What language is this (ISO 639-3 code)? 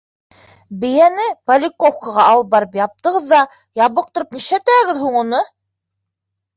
bak